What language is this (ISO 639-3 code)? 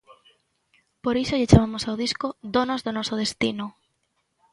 glg